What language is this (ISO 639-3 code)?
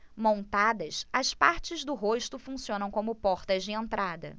por